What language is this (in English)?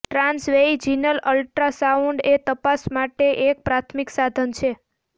Gujarati